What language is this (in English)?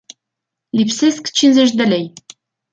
Romanian